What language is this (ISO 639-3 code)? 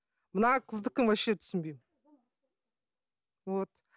kaz